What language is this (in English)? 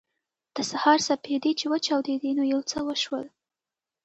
Pashto